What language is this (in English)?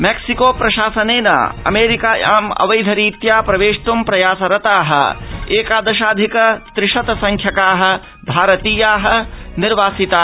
Sanskrit